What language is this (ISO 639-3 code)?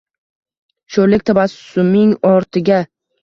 uzb